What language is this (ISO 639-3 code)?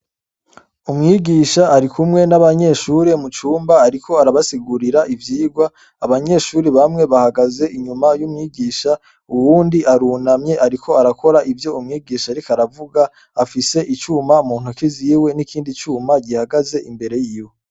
run